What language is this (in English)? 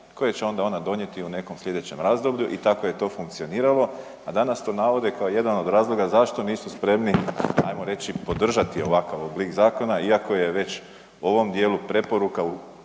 Croatian